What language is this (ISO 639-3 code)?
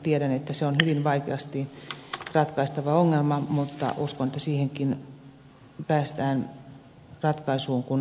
fin